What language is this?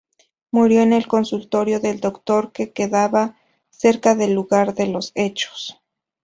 Spanish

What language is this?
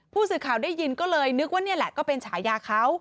Thai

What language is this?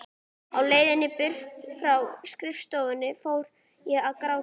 Icelandic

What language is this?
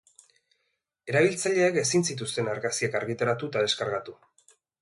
Basque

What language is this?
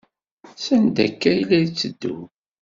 Kabyle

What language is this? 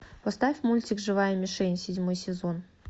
Russian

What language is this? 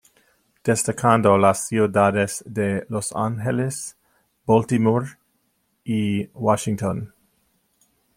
Spanish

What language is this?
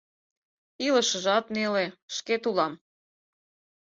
Mari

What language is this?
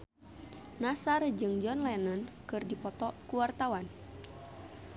Sundanese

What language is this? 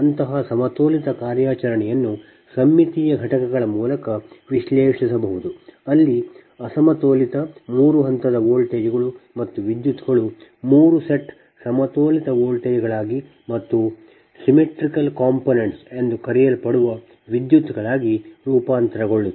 Kannada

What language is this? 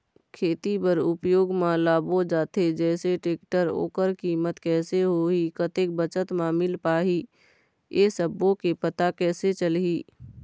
Chhattisgarhi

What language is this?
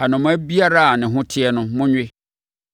Akan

